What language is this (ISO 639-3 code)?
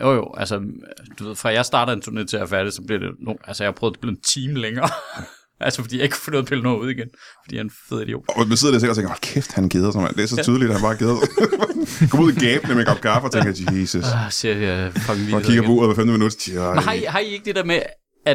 dan